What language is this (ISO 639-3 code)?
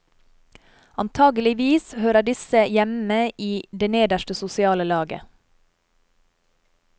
nor